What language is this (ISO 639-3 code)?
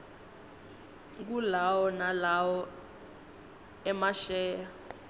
ssw